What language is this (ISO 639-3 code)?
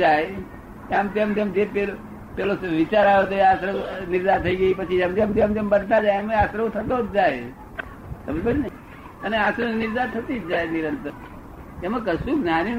guj